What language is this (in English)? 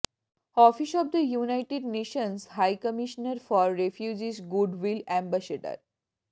Bangla